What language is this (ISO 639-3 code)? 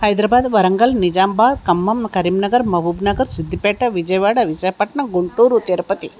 tel